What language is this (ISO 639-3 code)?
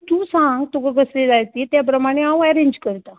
kok